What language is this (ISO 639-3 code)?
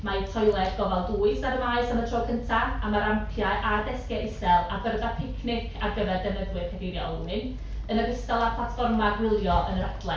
cym